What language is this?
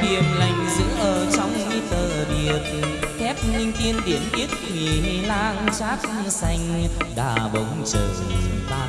Vietnamese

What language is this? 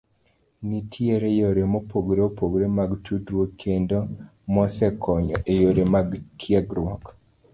Luo (Kenya and Tanzania)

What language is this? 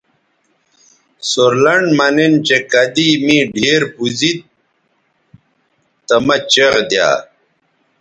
Bateri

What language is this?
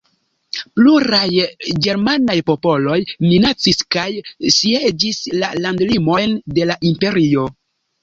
Esperanto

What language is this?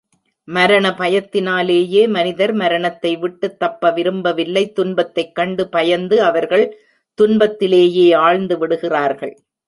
Tamil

